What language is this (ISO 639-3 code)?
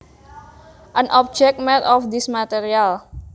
jav